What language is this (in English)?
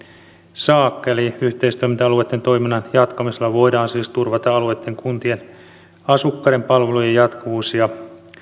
Finnish